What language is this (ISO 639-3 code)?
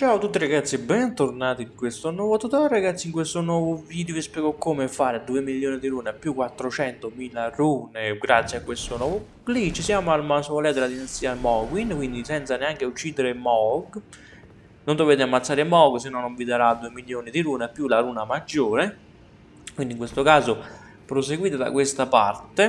ita